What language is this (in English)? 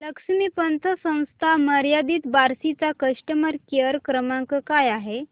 Marathi